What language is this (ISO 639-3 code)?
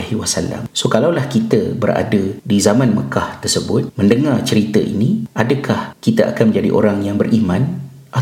msa